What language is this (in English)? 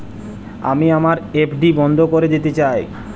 Bangla